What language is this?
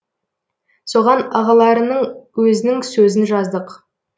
Kazakh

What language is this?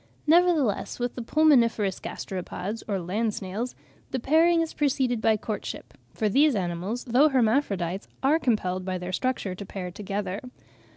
English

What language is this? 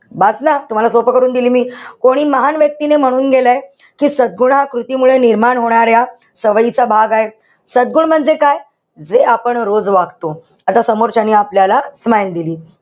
Marathi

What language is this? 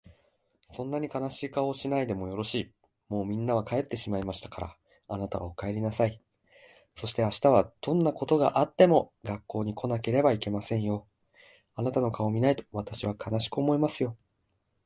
Japanese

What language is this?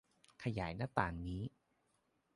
Thai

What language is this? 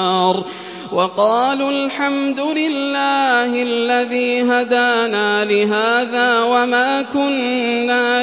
Arabic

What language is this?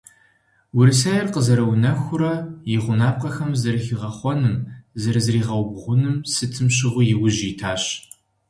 Kabardian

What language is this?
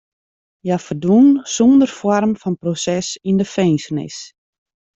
Western Frisian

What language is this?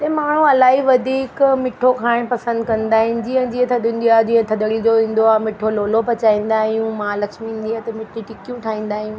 Sindhi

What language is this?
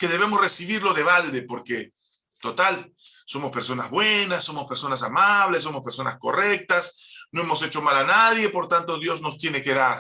Spanish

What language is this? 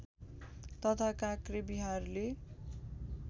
Nepali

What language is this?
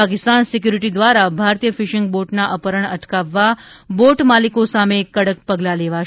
Gujarati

